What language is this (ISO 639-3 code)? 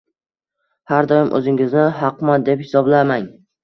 uzb